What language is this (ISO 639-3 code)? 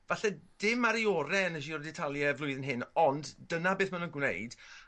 cym